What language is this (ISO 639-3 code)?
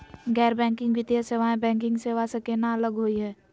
mag